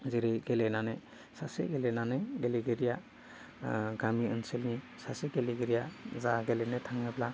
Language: Bodo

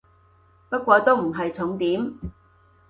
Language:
Cantonese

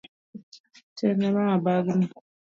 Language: Luo (Kenya and Tanzania)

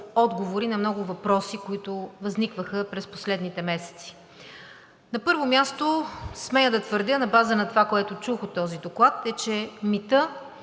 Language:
Bulgarian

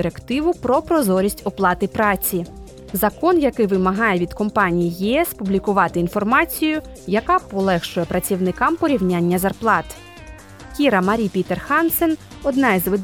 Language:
Ukrainian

